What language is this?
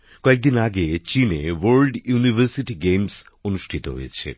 Bangla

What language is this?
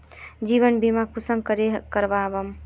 Magahi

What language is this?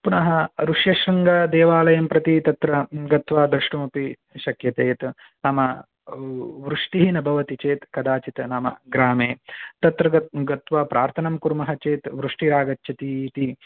Sanskrit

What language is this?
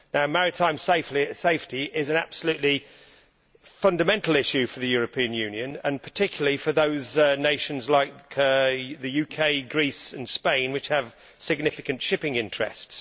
English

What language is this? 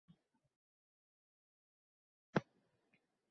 Uzbek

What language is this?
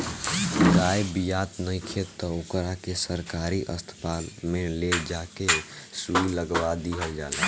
Bhojpuri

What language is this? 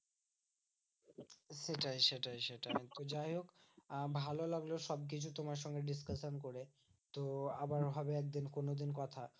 Bangla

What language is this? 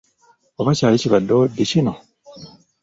Ganda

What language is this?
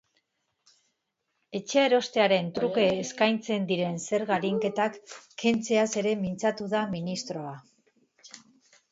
Basque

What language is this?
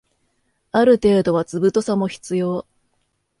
Japanese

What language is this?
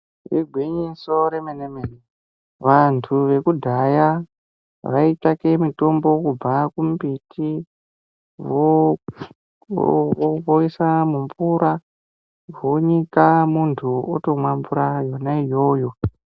Ndau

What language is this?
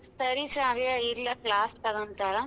Kannada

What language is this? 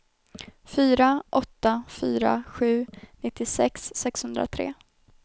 Swedish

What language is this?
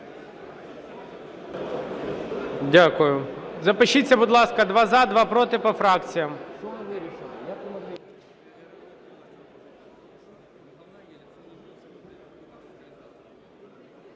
Ukrainian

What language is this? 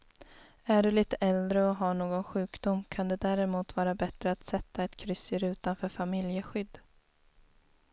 Swedish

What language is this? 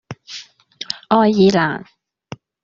Cantonese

